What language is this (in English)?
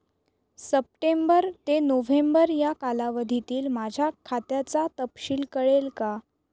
Marathi